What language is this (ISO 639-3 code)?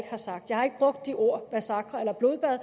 dan